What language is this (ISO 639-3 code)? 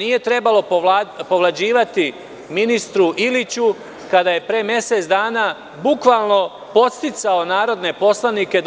srp